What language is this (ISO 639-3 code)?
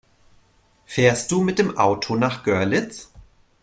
deu